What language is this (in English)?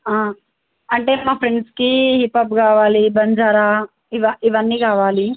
Telugu